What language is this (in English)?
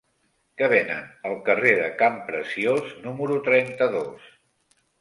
Catalan